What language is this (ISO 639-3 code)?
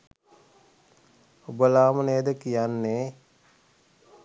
sin